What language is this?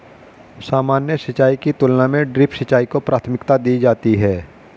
Hindi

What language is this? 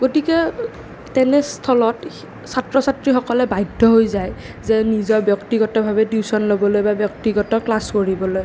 Assamese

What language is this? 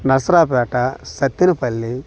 Telugu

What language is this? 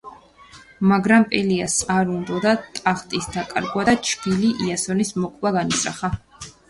Georgian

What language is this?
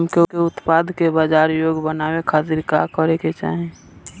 Bhojpuri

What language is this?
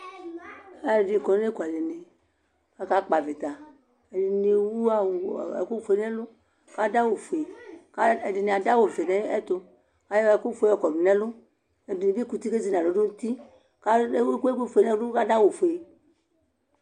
Ikposo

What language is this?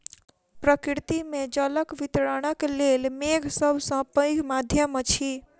Maithili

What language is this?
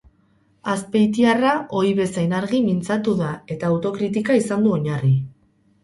Basque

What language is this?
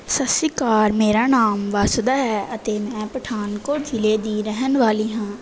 Punjabi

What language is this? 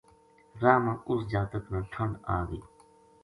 Gujari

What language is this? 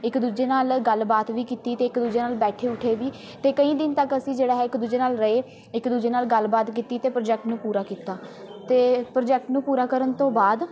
Punjabi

